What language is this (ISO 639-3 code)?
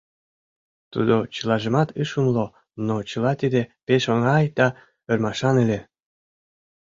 chm